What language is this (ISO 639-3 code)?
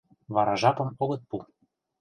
chm